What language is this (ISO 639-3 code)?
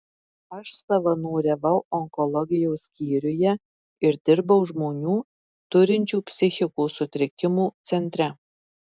lit